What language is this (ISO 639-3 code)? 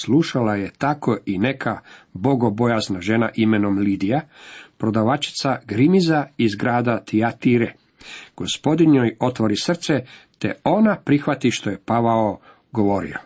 hrv